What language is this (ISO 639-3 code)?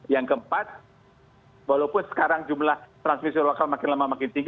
ind